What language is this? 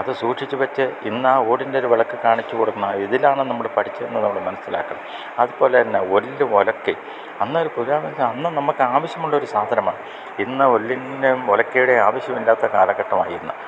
Malayalam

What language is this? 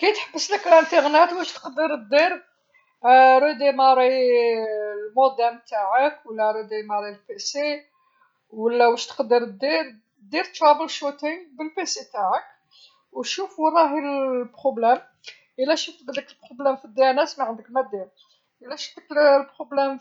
Algerian Arabic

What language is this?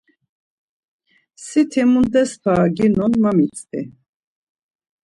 Laz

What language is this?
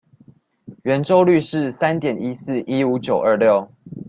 Chinese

